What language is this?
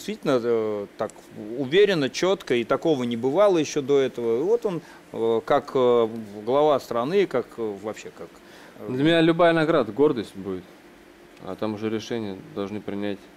Russian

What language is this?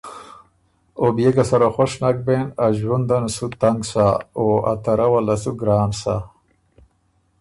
Ormuri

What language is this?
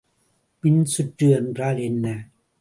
Tamil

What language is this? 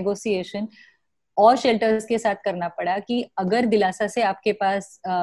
Hindi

